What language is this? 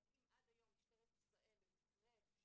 Hebrew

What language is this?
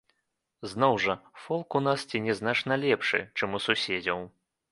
Belarusian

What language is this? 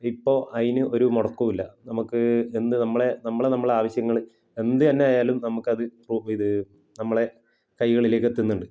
Malayalam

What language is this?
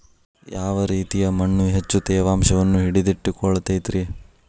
Kannada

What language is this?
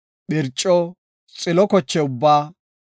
Gofa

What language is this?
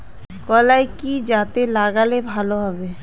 Bangla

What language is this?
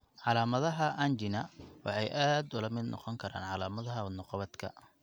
Somali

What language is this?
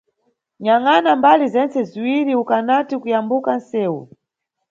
Nyungwe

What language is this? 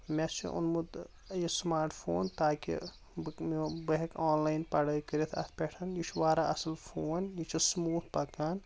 Kashmiri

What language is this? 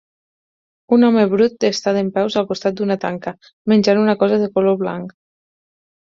Catalan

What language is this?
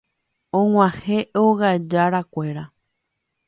Guarani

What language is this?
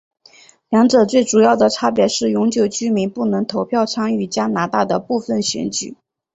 Chinese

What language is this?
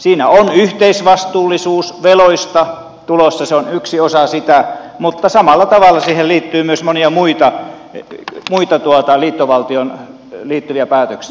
Finnish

